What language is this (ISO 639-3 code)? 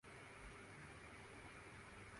urd